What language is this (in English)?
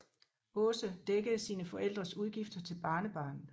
Danish